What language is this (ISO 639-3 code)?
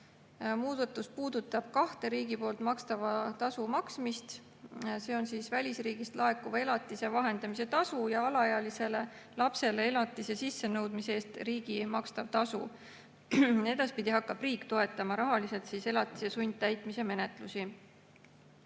est